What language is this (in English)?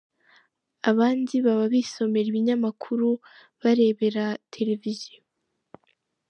Kinyarwanda